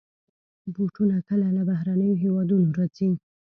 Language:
Pashto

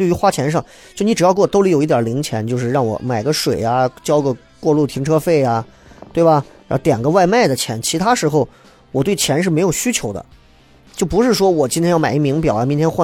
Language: Chinese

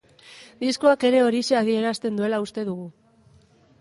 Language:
Basque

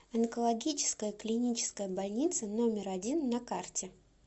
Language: Russian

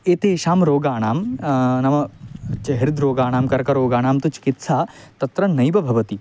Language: Sanskrit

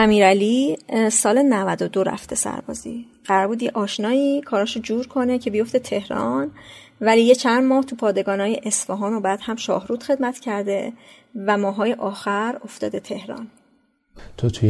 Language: Persian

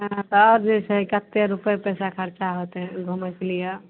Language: Maithili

